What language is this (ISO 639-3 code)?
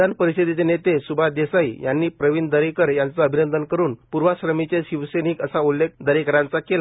mar